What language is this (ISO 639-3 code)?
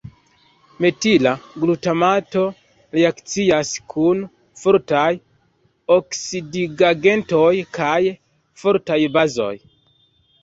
epo